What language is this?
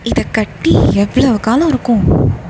Tamil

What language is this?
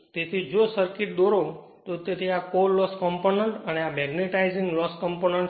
Gujarati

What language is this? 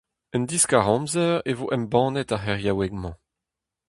Breton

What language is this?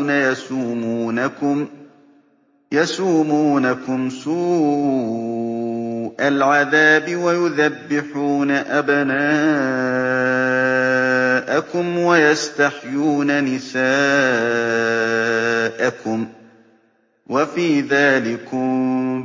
Arabic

